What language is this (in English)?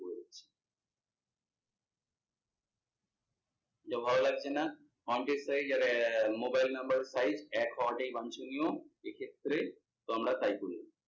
Bangla